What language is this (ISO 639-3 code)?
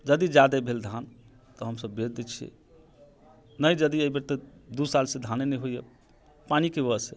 mai